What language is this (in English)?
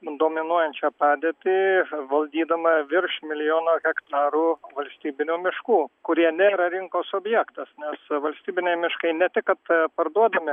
Lithuanian